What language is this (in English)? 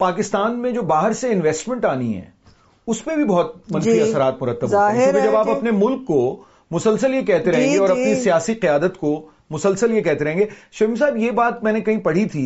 Urdu